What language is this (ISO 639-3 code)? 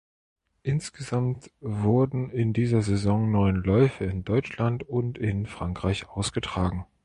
deu